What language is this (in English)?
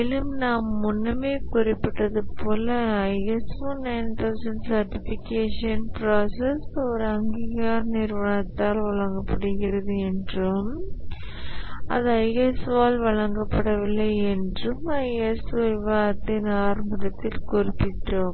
Tamil